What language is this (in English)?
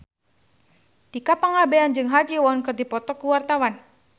Sundanese